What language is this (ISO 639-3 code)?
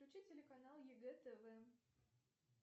rus